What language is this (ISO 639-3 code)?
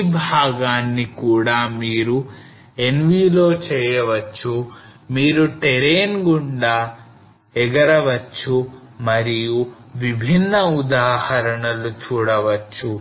tel